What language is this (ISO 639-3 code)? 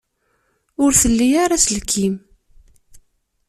kab